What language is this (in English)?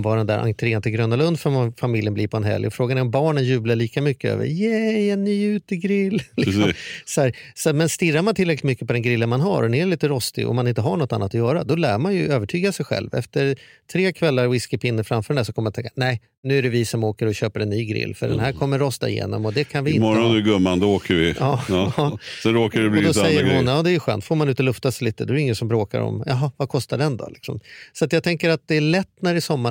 Swedish